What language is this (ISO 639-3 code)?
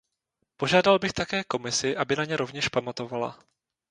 ces